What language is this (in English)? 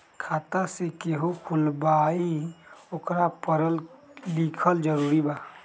Magahi